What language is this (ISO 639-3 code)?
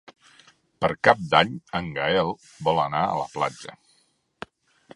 cat